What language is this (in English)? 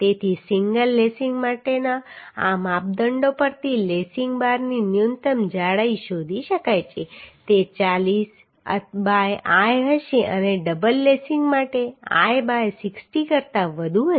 Gujarati